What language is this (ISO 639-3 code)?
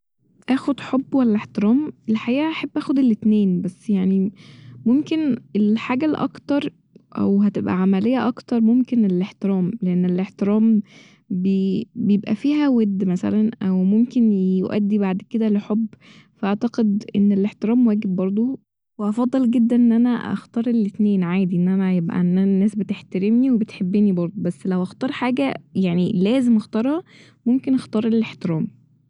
arz